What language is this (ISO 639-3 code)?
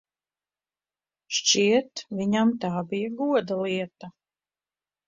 lav